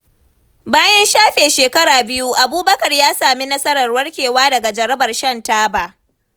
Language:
Hausa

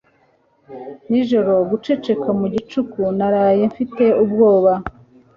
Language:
Kinyarwanda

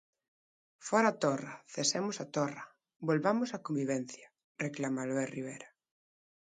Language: Galician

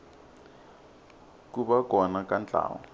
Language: Tsonga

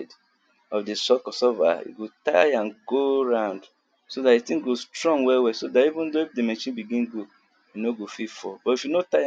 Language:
Nigerian Pidgin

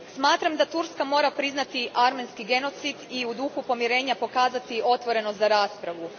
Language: Croatian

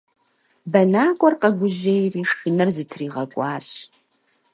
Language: Kabardian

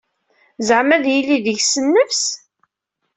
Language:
Kabyle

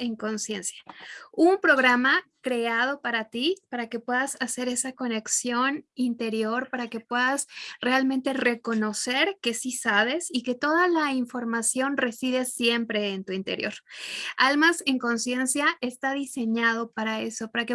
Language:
Spanish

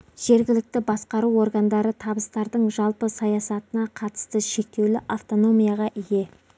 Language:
Kazakh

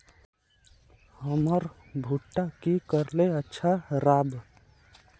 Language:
Magahi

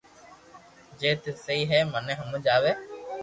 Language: Loarki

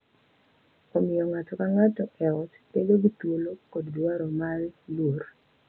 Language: Luo (Kenya and Tanzania)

